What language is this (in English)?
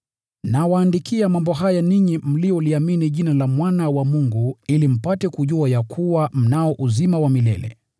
Swahili